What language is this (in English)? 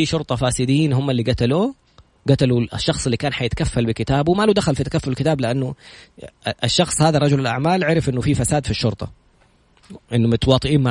Arabic